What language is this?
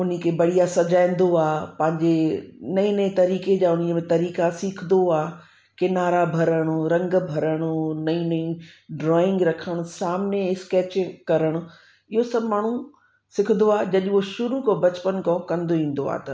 Sindhi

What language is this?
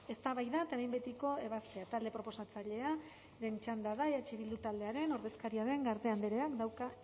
Basque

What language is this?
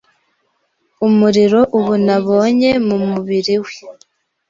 Kinyarwanda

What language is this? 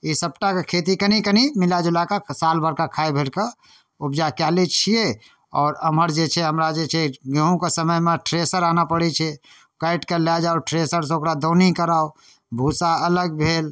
Maithili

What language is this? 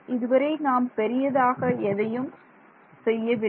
Tamil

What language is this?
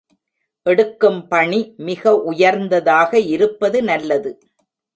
Tamil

